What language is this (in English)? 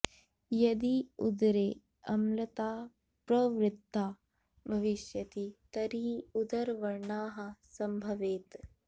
Sanskrit